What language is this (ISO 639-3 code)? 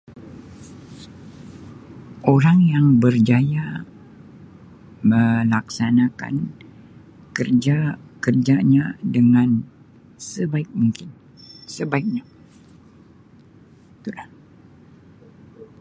msi